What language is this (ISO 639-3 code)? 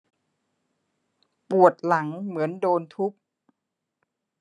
tha